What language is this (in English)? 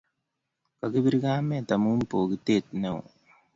Kalenjin